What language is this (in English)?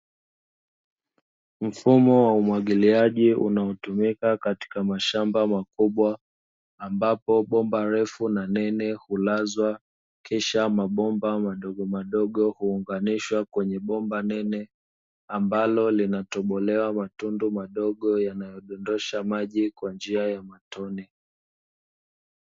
Swahili